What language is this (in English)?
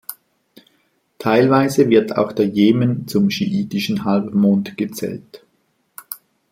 German